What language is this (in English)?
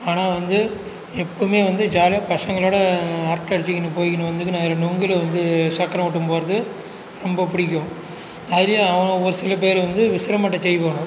Tamil